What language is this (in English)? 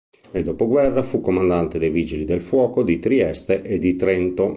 Italian